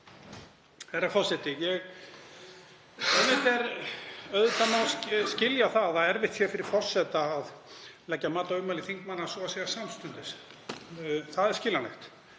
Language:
Icelandic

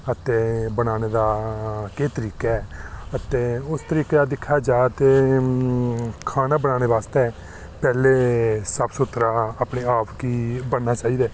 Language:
Dogri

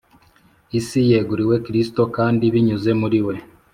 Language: Kinyarwanda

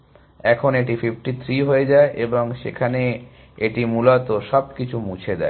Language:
Bangla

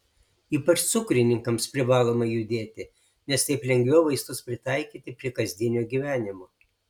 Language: Lithuanian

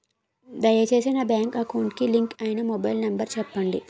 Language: Telugu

